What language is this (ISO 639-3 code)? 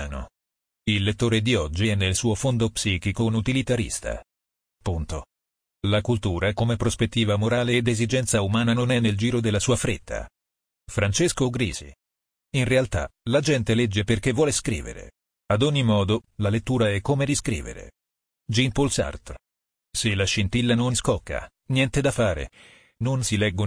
ita